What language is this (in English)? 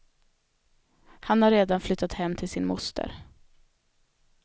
Swedish